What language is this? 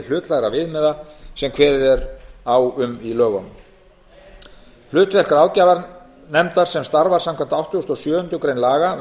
Icelandic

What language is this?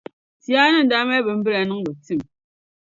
Dagbani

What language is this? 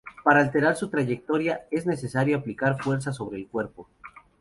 Spanish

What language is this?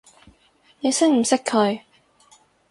Cantonese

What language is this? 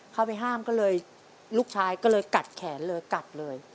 Thai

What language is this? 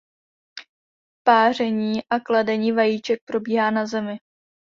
Czech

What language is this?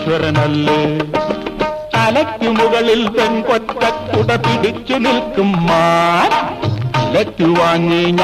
Arabic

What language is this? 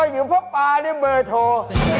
Thai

